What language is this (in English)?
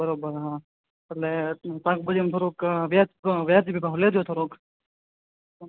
Gujarati